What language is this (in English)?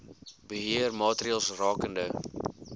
Afrikaans